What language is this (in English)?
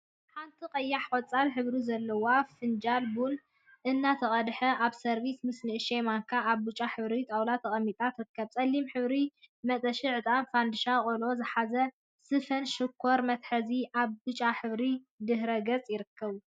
Tigrinya